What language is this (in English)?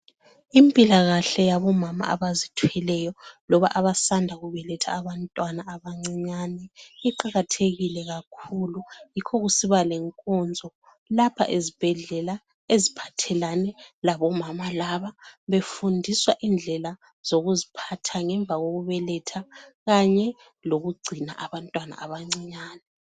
North Ndebele